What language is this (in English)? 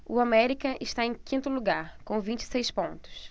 Portuguese